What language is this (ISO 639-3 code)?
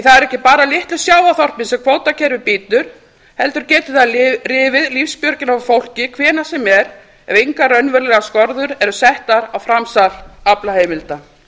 isl